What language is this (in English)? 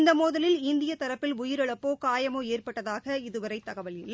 Tamil